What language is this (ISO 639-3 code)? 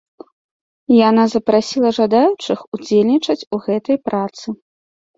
bel